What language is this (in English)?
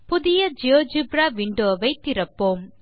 Tamil